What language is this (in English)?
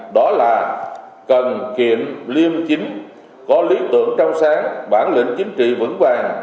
Vietnamese